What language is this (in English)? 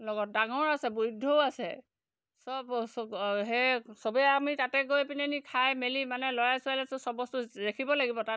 Assamese